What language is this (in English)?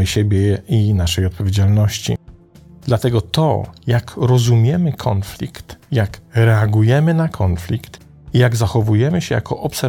Polish